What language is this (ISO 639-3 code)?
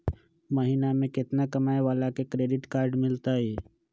mag